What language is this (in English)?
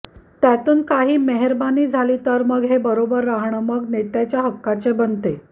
Marathi